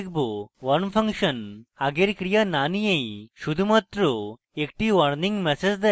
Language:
Bangla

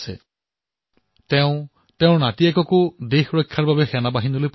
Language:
Assamese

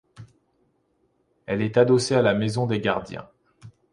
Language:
French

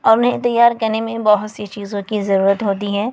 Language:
Urdu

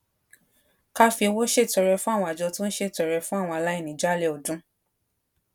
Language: Yoruba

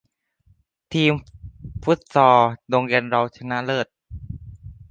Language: Thai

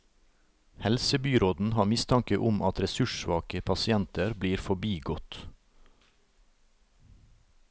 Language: Norwegian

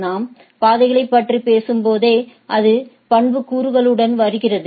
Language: Tamil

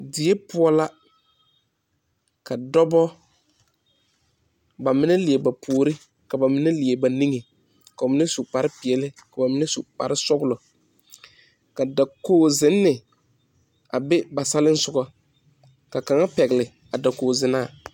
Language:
Southern Dagaare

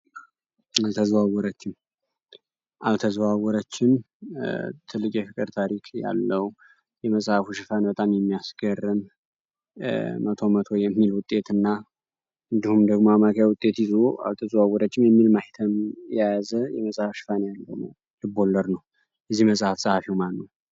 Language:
Amharic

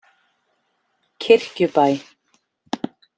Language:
Icelandic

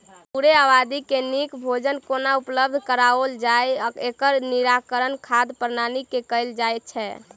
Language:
Maithili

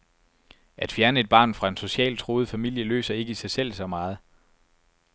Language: Danish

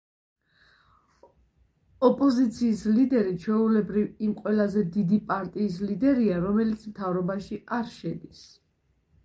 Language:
Georgian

